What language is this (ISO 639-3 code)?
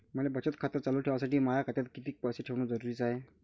mar